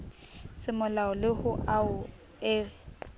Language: Southern Sotho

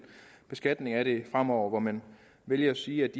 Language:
Danish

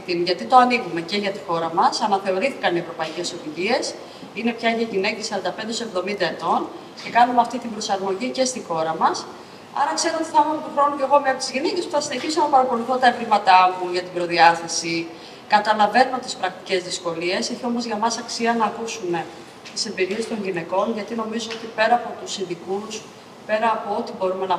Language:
Greek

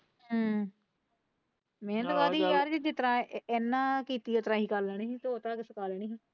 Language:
Punjabi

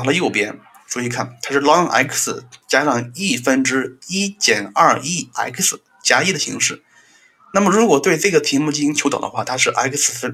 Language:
Chinese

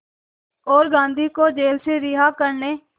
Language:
Hindi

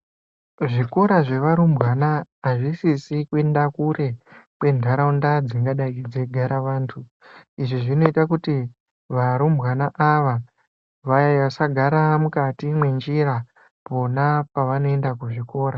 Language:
Ndau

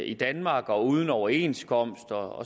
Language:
Danish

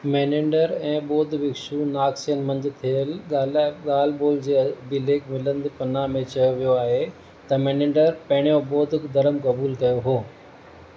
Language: Sindhi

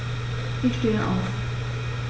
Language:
German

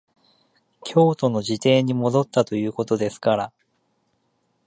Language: Japanese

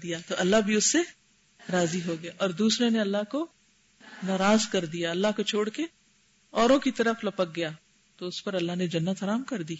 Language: Urdu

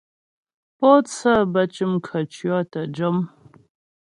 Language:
Ghomala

